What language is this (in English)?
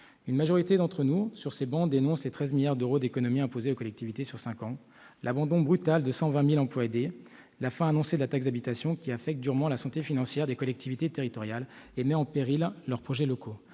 French